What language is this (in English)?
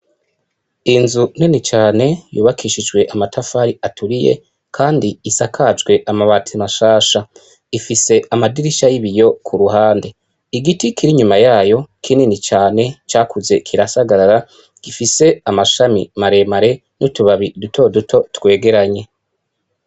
Rundi